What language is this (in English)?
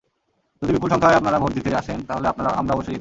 Bangla